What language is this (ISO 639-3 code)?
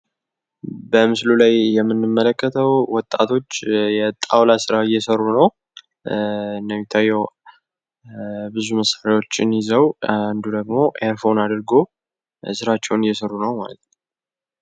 amh